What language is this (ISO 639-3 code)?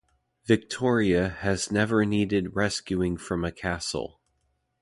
eng